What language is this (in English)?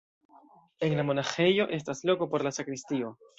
Esperanto